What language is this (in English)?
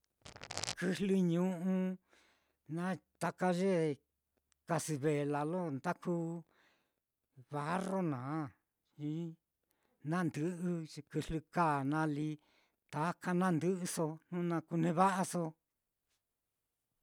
Mitlatongo Mixtec